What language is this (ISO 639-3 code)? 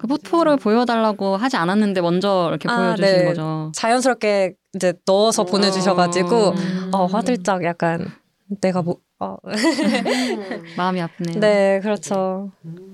kor